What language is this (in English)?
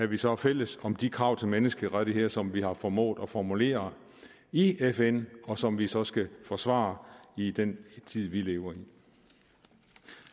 Danish